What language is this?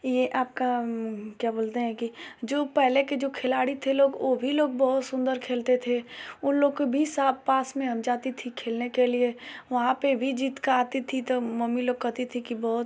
Hindi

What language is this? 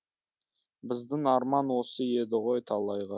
Kazakh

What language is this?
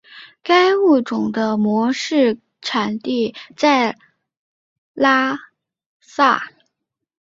Chinese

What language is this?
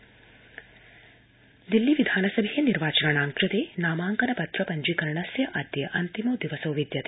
Sanskrit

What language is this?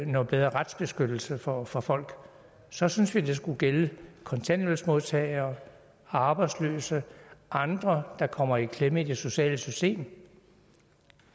Danish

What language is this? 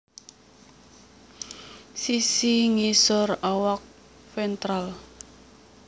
Javanese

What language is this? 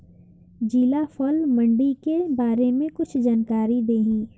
Bhojpuri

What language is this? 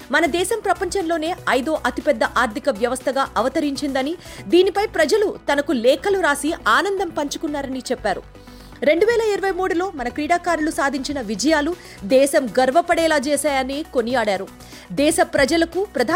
Telugu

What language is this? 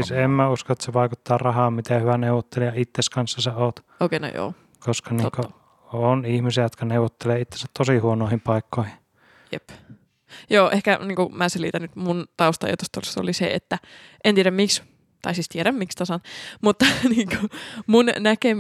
Finnish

